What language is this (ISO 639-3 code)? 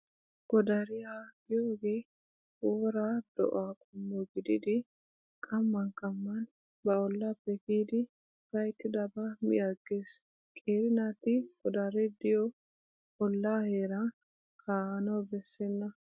wal